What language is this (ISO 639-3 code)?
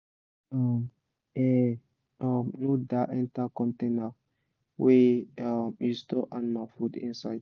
pcm